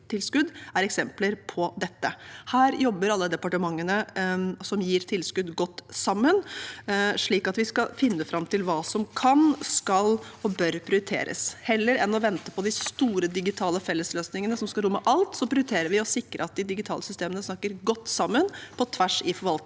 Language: Norwegian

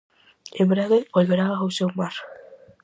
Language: Galician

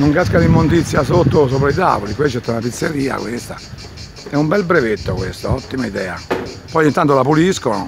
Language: Italian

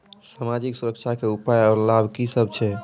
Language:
Maithili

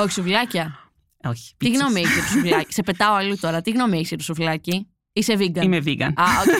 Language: Greek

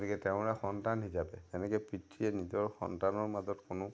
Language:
Assamese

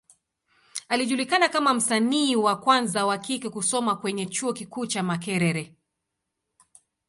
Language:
Swahili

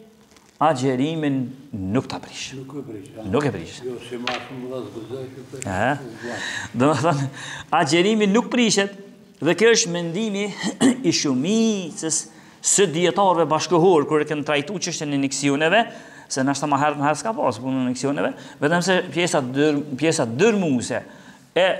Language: Romanian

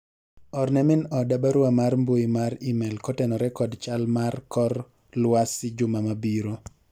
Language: Luo (Kenya and Tanzania)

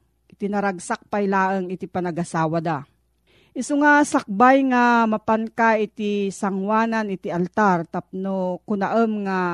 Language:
Filipino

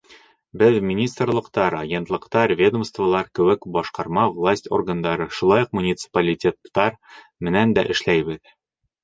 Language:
Bashkir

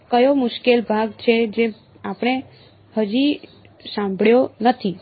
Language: Gujarati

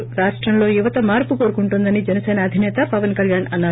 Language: Telugu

